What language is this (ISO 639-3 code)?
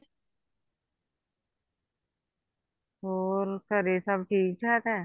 pan